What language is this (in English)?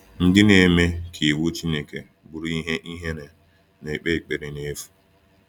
Igbo